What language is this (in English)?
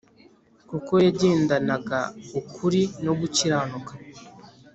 Kinyarwanda